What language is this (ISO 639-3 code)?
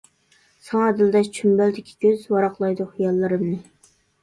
uig